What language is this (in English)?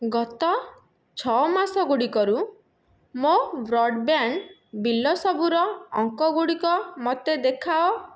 Odia